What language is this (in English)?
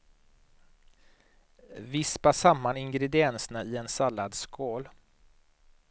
Swedish